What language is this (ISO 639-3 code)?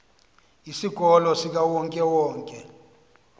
xho